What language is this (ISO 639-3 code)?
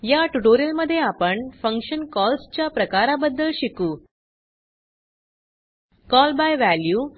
mar